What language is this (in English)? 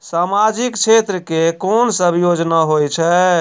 Maithili